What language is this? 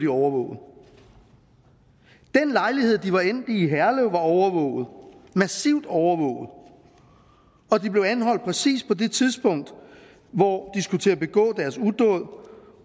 Danish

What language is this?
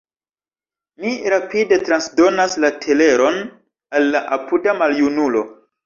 Esperanto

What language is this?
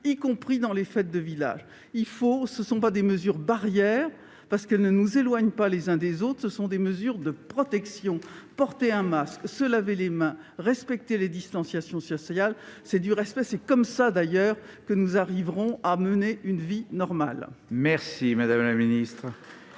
French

